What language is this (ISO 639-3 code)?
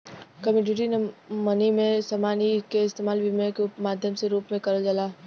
bho